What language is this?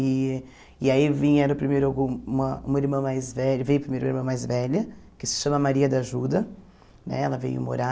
Portuguese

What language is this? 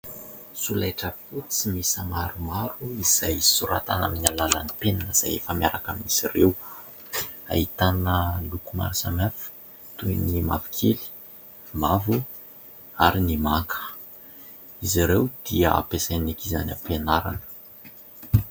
Malagasy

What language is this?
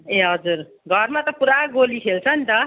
Nepali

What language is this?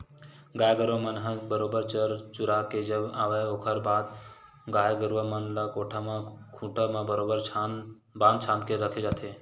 Chhattisgarhi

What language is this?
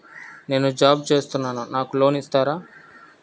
Telugu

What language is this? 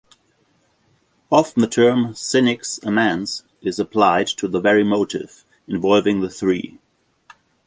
English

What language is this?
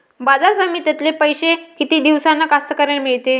Marathi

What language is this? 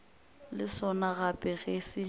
Northern Sotho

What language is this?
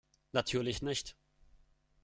German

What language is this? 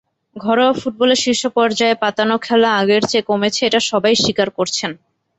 Bangla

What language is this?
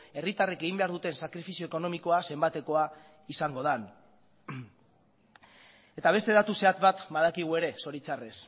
Basque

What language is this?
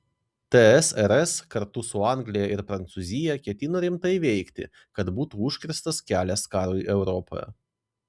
Lithuanian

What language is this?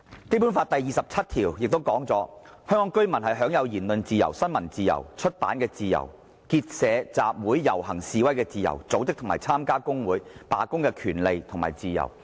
Cantonese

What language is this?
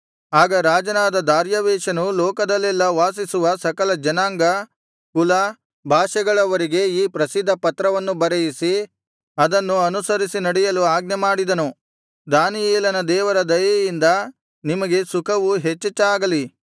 Kannada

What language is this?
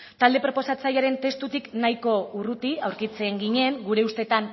Basque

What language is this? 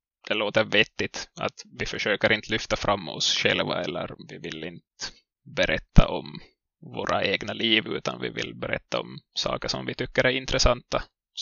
Swedish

